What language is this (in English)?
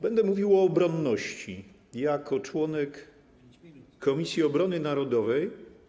Polish